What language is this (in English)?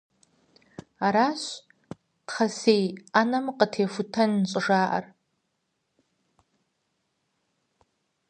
Kabardian